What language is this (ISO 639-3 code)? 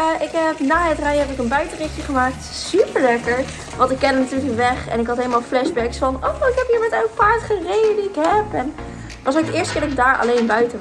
nld